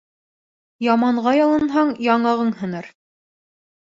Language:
Bashkir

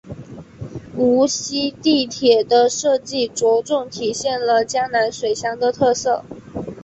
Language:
Chinese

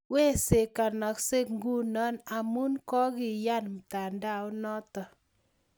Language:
Kalenjin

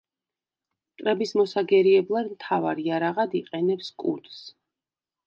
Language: Georgian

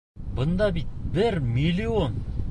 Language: Bashkir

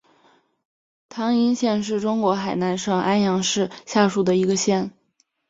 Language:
Chinese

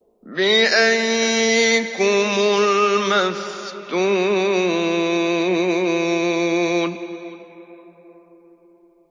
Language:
Arabic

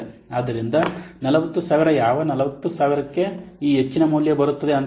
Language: Kannada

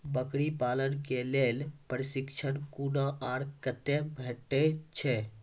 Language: Maithili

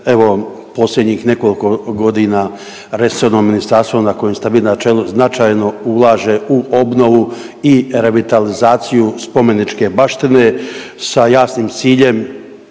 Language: Croatian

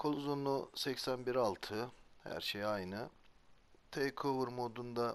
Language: Turkish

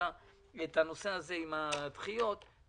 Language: Hebrew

